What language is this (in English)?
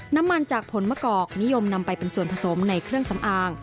Thai